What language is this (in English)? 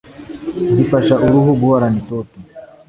Kinyarwanda